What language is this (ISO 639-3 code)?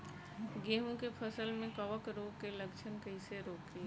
bho